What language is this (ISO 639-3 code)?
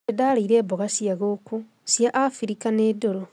kik